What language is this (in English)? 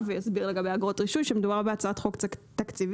Hebrew